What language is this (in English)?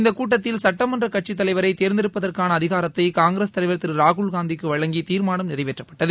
Tamil